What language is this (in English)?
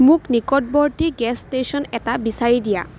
Assamese